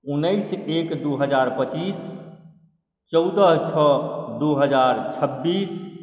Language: Maithili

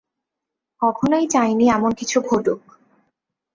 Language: Bangla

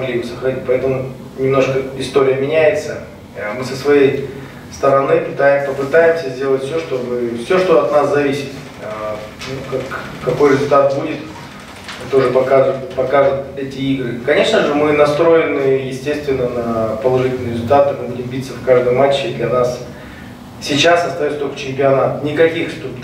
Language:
Russian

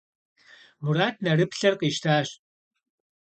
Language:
Kabardian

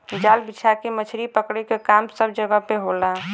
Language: Bhojpuri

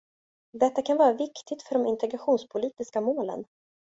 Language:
Swedish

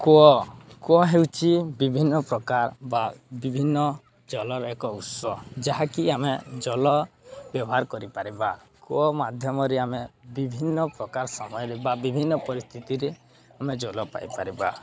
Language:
Odia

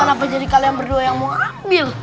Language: Indonesian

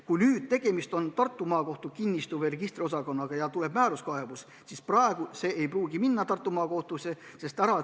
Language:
Estonian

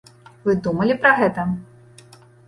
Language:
Belarusian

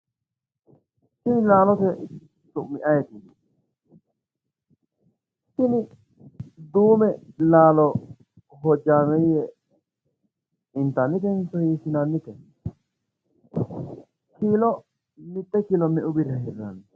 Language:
Sidamo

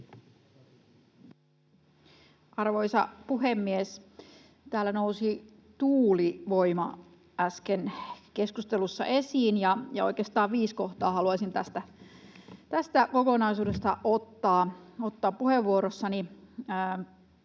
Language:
Finnish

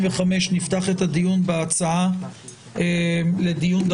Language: Hebrew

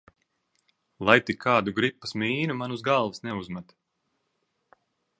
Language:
Latvian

